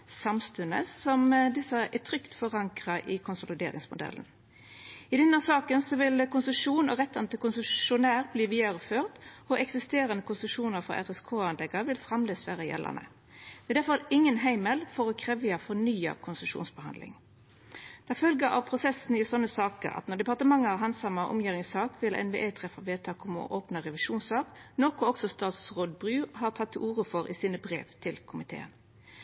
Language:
Norwegian Nynorsk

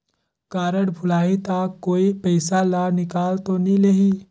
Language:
Chhattisgarhi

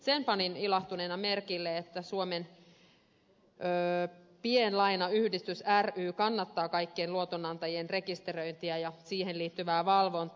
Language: Finnish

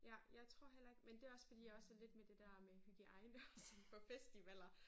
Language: Danish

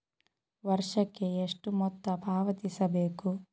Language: Kannada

